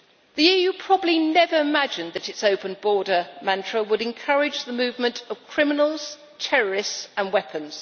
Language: English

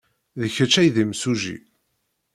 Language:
Kabyle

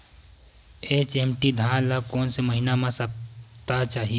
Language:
Chhattisgarhi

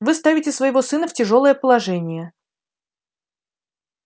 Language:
Russian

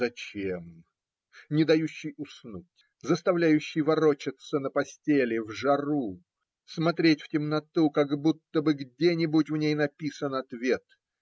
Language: Russian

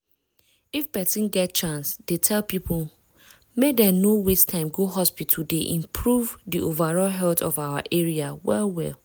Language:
Nigerian Pidgin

